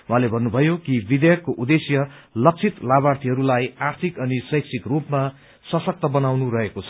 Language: Nepali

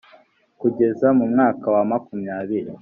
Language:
Kinyarwanda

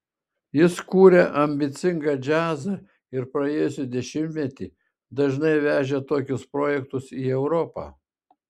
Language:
Lithuanian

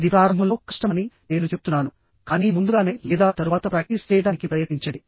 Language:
Telugu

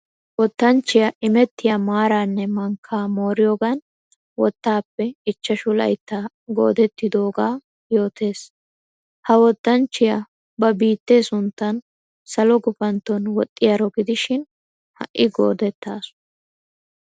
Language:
Wolaytta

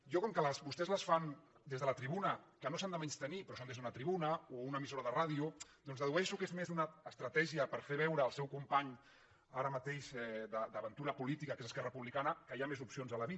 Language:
Catalan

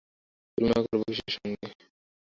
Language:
Bangla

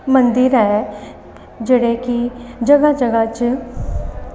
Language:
Dogri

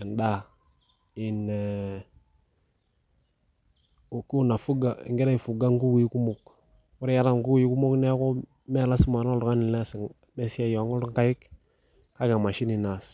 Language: Masai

